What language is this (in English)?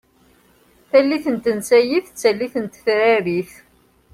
Kabyle